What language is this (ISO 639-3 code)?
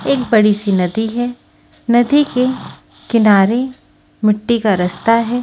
hin